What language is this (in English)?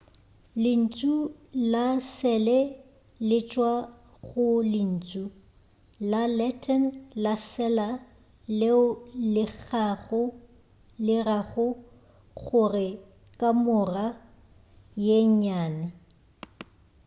Northern Sotho